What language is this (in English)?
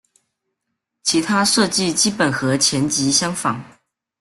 Chinese